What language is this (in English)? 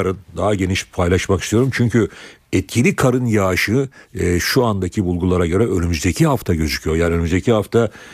Turkish